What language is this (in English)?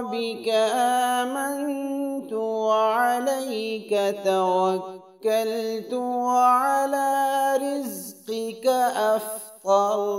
Arabic